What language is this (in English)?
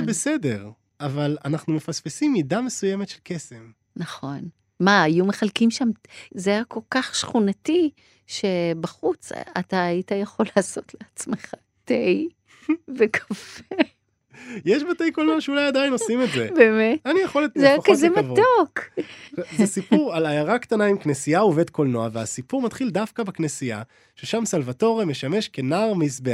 Hebrew